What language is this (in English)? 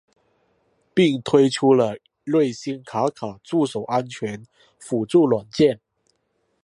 Chinese